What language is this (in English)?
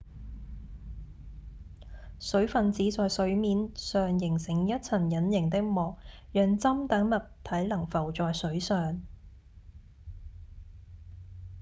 Cantonese